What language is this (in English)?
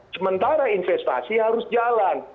Indonesian